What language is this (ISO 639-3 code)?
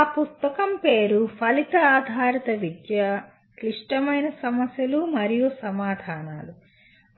tel